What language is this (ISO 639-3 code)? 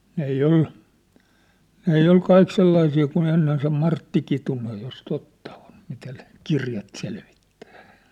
fin